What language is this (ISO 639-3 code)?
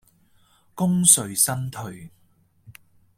yue